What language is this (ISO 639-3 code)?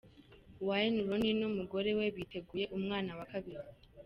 kin